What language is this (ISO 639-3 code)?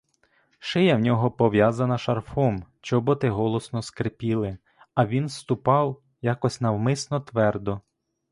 ukr